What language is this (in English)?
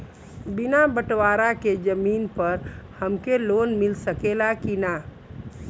Bhojpuri